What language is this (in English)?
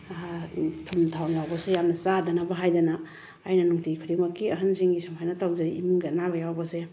Manipuri